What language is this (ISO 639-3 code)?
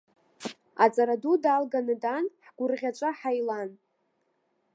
abk